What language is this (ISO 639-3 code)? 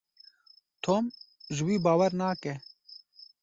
kur